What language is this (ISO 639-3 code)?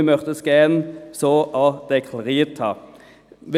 gsw